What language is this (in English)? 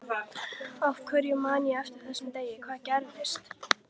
Icelandic